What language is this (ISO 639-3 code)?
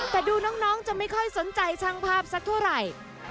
tha